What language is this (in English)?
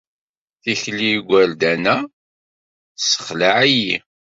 Kabyle